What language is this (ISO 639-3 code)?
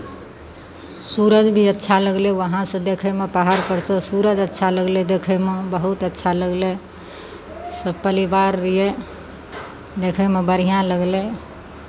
mai